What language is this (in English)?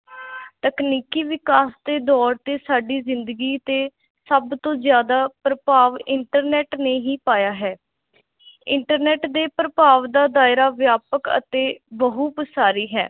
Punjabi